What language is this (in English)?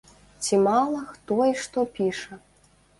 Belarusian